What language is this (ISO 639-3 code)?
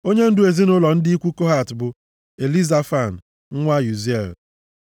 ibo